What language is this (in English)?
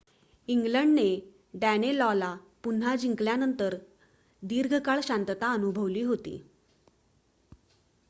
Marathi